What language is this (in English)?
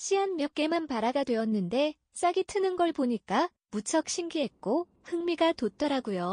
Korean